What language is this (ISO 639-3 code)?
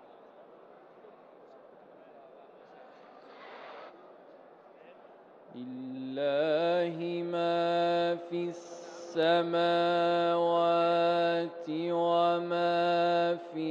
ara